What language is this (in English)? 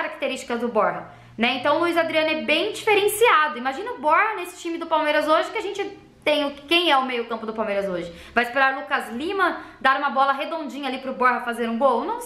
Portuguese